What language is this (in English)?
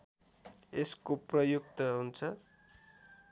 Nepali